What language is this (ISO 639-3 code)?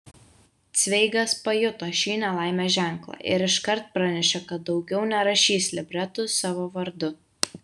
lit